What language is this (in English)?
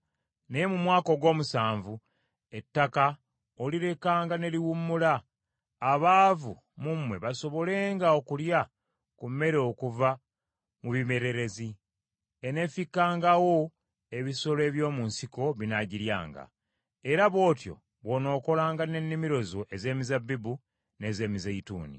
Ganda